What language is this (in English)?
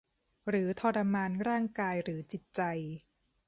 Thai